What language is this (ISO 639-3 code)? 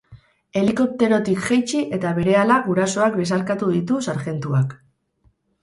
eus